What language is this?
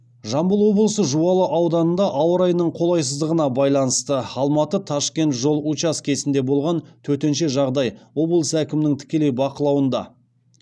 Kazakh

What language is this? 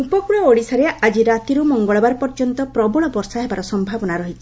Odia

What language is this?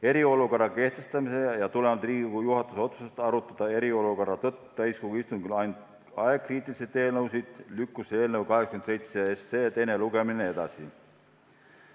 Estonian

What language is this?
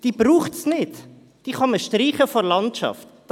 Swiss German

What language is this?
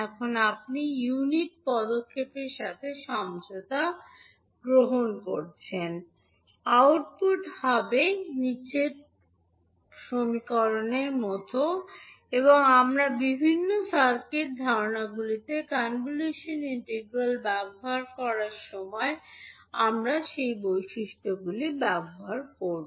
Bangla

